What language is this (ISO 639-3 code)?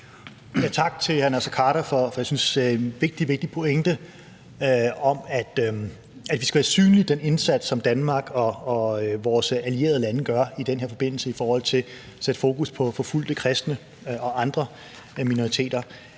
dan